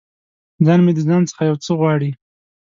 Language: Pashto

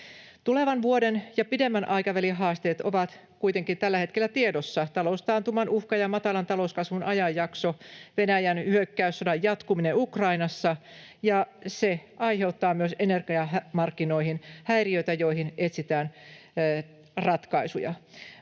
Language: Finnish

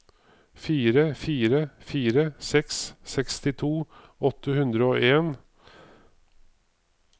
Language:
Norwegian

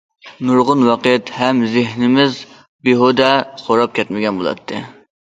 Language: Uyghur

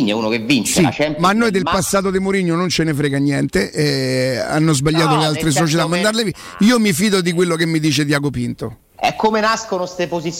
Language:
Italian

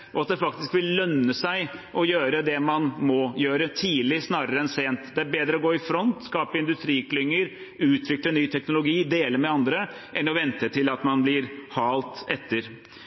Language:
Norwegian Bokmål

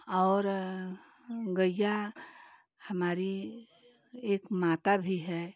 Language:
Hindi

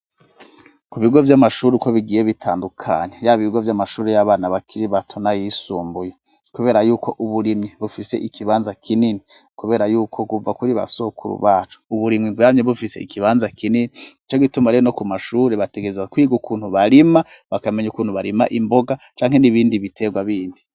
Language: Rundi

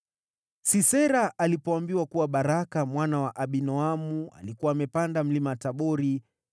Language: Swahili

